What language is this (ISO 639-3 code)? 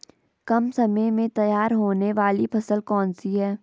hin